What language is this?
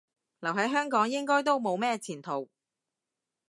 Cantonese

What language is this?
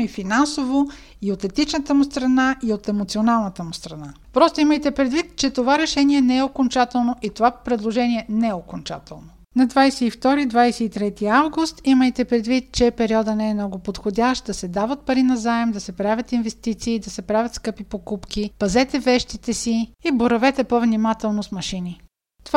Bulgarian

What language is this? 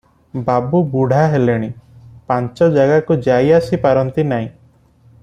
Odia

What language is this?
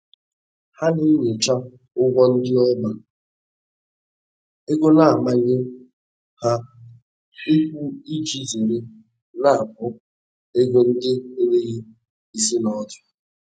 Igbo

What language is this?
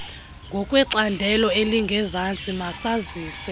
Xhosa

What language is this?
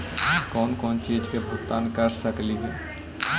Magahi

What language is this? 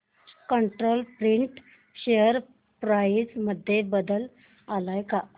Marathi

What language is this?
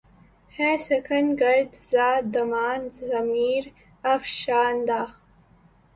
Urdu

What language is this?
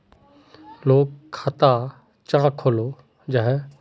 Magahi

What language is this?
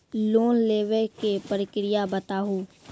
Maithili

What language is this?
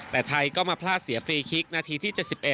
Thai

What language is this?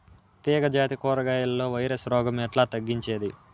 Telugu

